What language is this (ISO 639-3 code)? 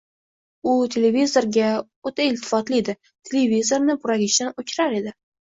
uzb